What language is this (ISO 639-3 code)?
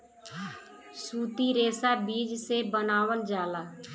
bho